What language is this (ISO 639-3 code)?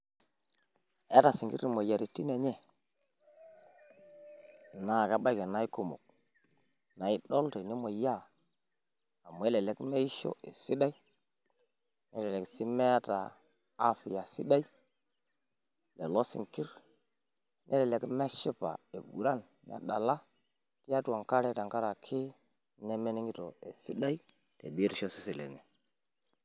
mas